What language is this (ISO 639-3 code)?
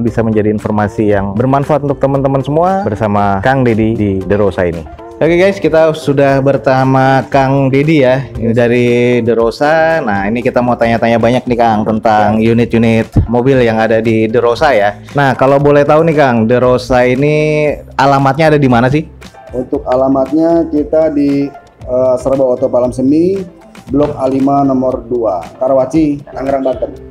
ind